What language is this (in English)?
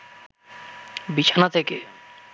Bangla